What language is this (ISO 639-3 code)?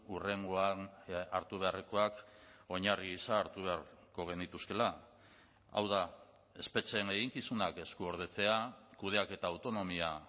eus